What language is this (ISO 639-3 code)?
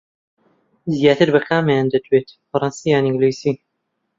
ckb